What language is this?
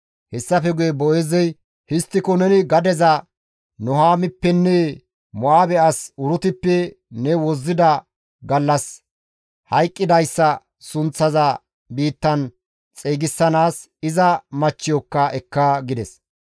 Gamo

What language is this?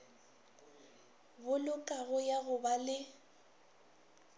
Northern Sotho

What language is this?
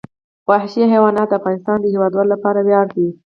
Pashto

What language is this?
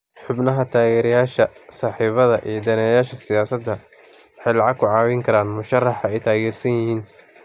Somali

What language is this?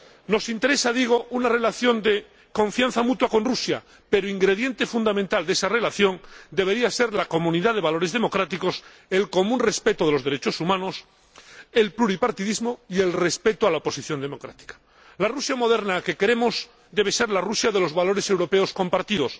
Spanish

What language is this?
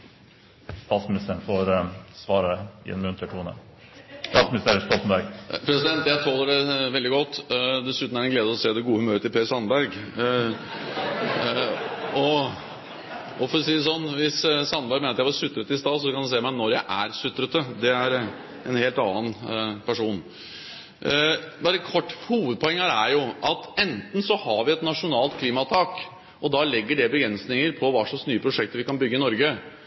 Norwegian Bokmål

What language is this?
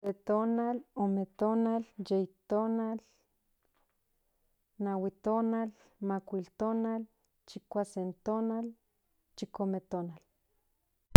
Central Nahuatl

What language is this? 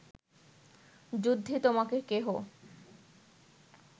Bangla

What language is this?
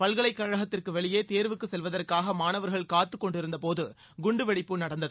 Tamil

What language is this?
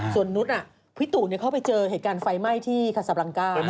Thai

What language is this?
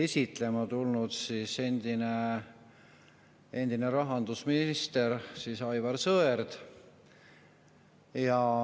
Estonian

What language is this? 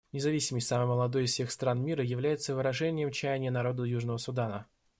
Russian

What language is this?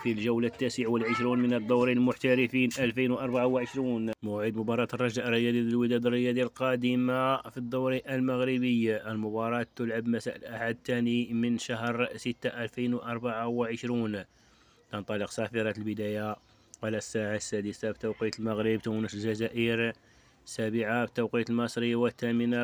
Arabic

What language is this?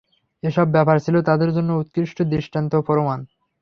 Bangla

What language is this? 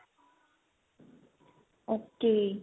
Punjabi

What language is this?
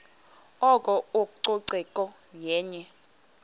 Xhosa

